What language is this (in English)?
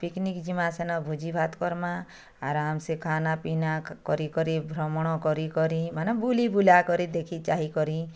Odia